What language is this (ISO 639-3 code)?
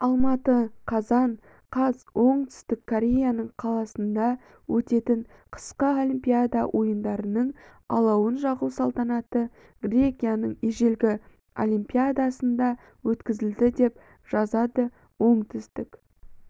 kaz